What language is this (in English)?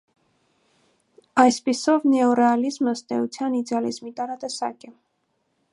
Armenian